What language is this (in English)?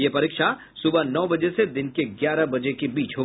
Hindi